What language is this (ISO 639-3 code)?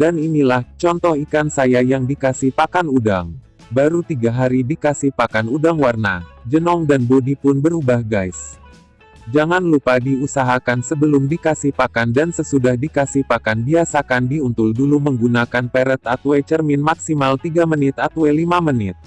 ind